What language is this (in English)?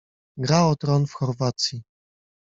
Polish